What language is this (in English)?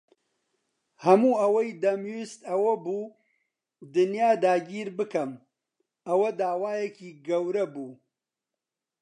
Central Kurdish